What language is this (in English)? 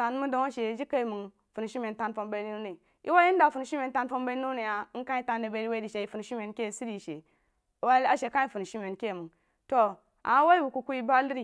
Jiba